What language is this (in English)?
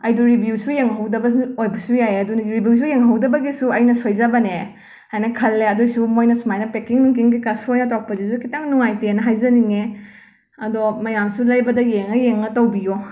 Manipuri